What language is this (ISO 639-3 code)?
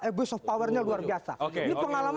ind